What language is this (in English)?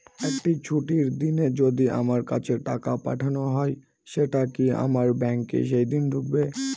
Bangla